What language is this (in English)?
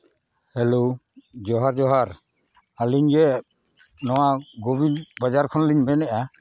Santali